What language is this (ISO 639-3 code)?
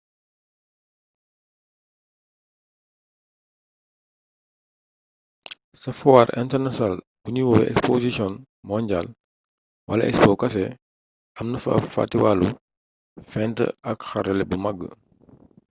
wol